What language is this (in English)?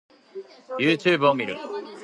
Japanese